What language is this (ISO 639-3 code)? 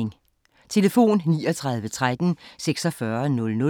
dan